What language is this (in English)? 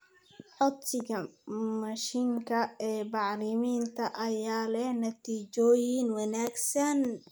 Somali